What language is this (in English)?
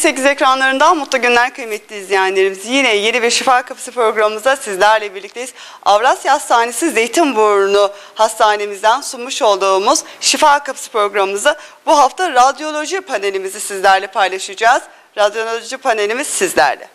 Turkish